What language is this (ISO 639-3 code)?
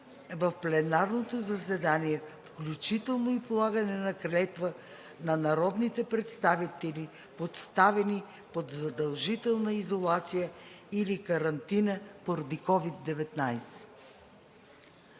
bul